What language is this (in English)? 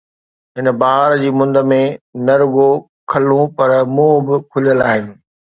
Sindhi